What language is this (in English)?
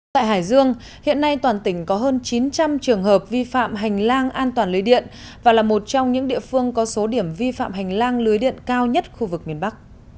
Vietnamese